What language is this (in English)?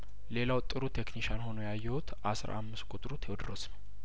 Amharic